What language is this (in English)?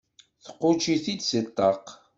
Kabyle